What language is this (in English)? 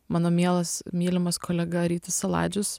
Lithuanian